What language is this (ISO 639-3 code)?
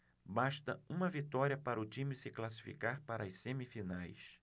por